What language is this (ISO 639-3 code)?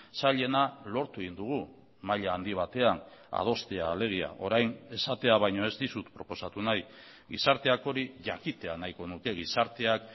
eus